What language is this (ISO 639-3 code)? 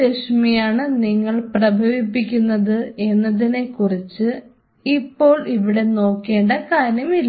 mal